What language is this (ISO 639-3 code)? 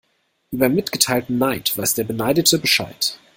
deu